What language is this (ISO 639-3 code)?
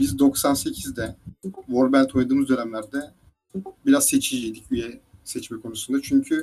tur